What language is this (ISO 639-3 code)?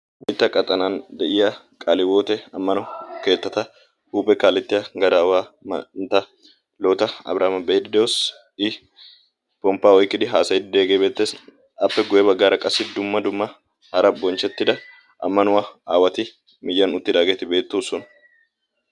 wal